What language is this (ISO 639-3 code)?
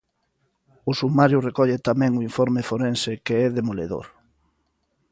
glg